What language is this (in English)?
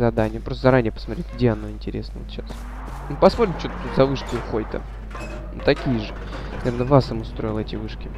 Russian